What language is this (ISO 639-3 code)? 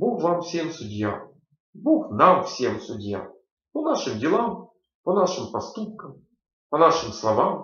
rus